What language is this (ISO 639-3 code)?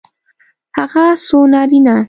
pus